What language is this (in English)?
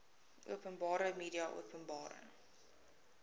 Afrikaans